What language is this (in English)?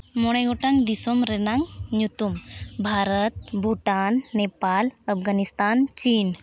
Santali